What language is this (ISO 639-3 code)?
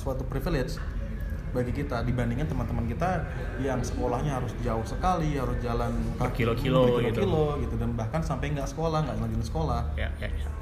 ind